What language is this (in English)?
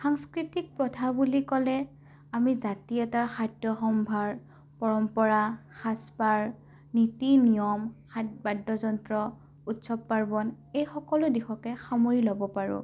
Assamese